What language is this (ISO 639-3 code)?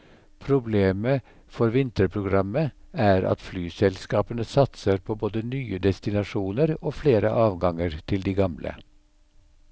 nor